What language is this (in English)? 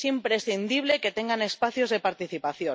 Spanish